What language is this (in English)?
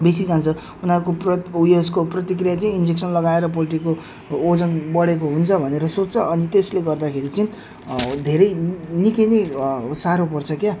Nepali